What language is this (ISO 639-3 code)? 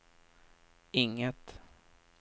swe